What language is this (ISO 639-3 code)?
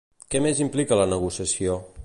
cat